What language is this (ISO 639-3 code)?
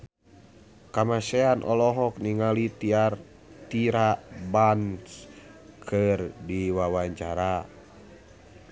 sun